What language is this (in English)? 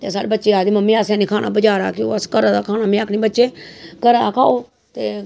Dogri